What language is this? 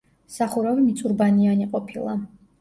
Georgian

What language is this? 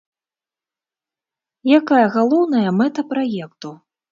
Belarusian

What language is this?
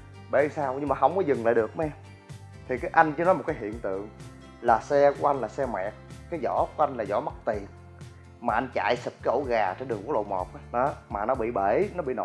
Vietnamese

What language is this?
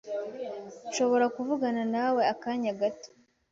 Kinyarwanda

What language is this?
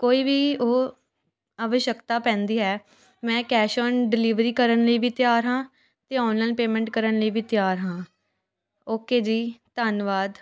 Punjabi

